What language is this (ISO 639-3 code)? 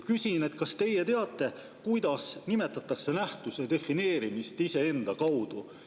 est